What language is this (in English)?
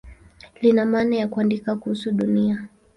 Swahili